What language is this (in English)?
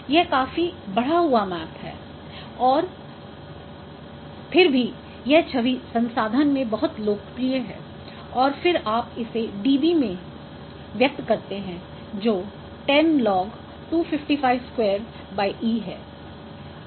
Hindi